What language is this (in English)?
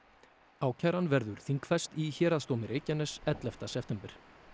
Icelandic